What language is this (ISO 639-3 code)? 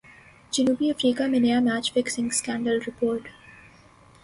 urd